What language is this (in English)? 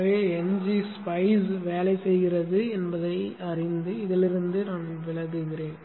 Tamil